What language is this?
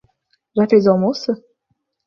Portuguese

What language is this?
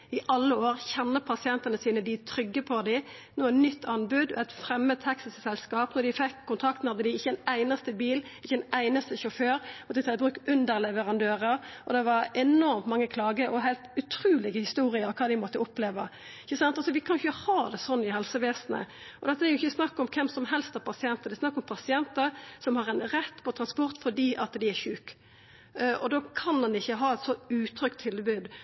Norwegian Nynorsk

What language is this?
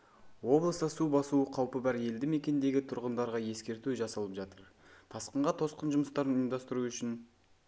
Kazakh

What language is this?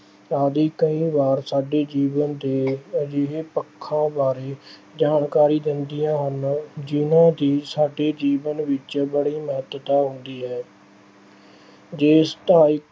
Punjabi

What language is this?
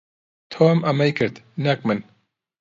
Central Kurdish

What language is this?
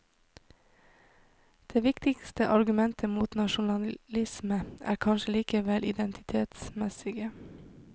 Norwegian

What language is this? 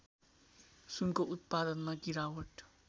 Nepali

